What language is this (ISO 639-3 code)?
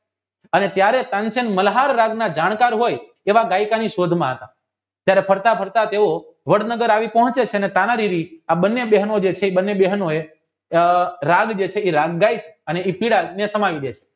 guj